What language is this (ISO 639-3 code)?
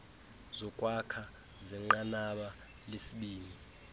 xho